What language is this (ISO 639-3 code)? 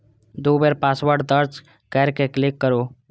mai